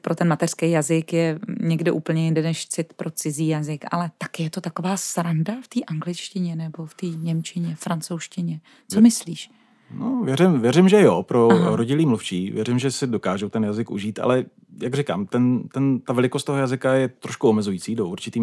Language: Czech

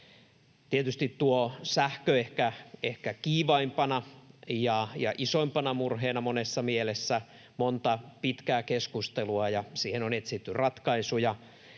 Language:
Finnish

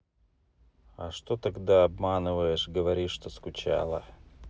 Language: Russian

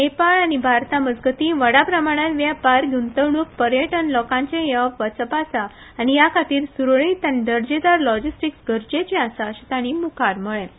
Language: Konkani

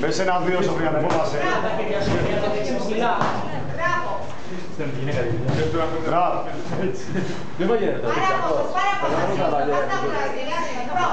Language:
Greek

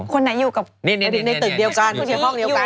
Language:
Thai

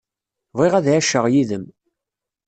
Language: Kabyle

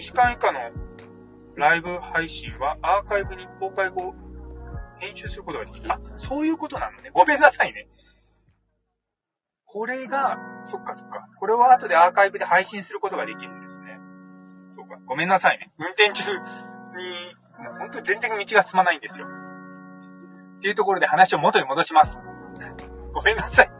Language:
Japanese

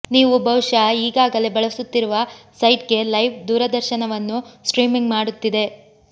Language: Kannada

